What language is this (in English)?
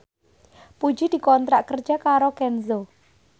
Javanese